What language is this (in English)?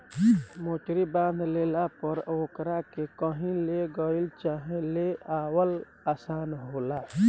Bhojpuri